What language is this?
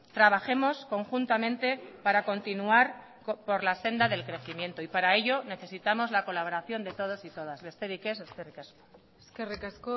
Spanish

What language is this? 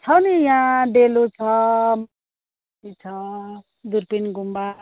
Nepali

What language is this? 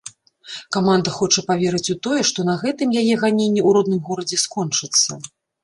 Belarusian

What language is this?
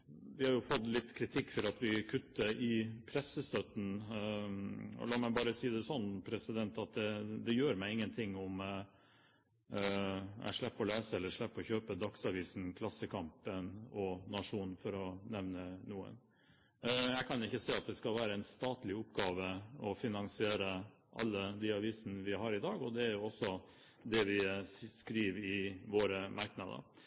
Norwegian Bokmål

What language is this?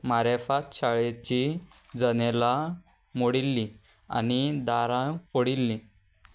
Konkani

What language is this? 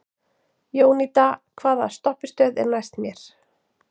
Icelandic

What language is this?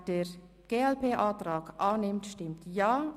Swiss German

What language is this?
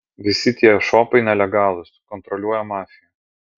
Lithuanian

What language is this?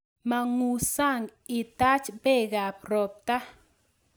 Kalenjin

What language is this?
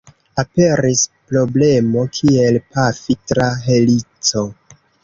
Esperanto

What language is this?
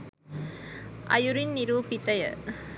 Sinhala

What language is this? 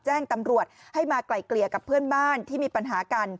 Thai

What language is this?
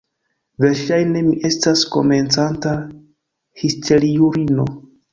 Esperanto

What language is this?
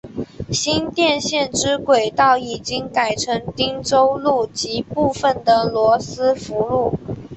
Chinese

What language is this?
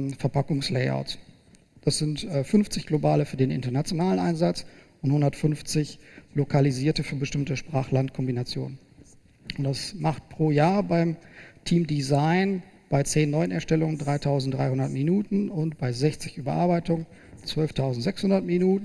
German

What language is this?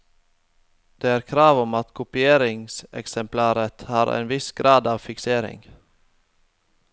Norwegian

